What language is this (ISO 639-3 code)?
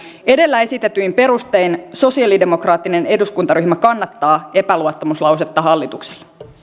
fin